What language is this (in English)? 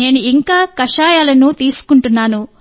Telugu